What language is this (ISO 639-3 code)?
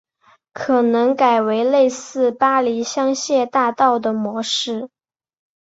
zho